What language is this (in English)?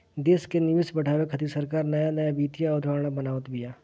Bhojpuri